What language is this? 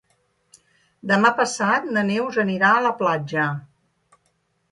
Catalan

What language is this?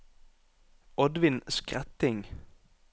Norwegian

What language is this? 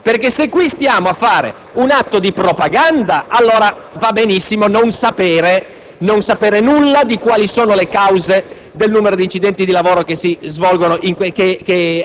Italian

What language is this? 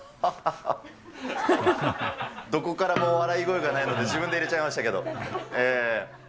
Japanese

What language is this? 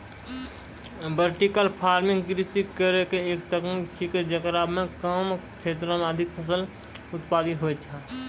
Maithili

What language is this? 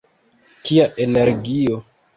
Esperanto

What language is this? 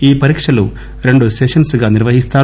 Telugu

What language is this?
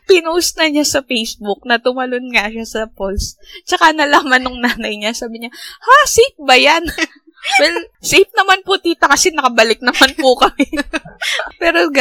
Filipino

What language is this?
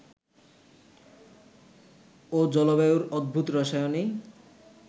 Bangla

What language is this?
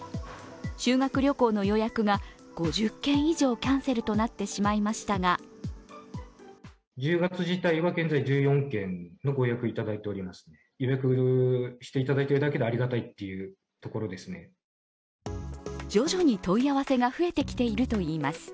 Japanese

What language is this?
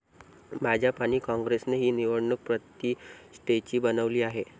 Marathi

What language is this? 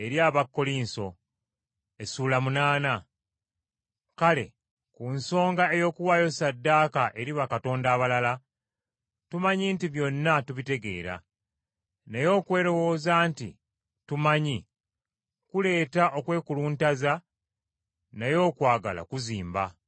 Ganda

